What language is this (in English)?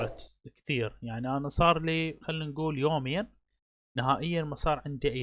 Arabic